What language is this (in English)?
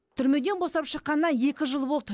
Kazakh